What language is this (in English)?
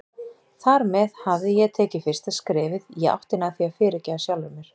Icelandic